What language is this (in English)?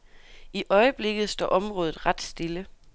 Danish